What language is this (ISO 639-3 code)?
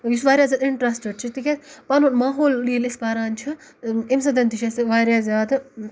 kas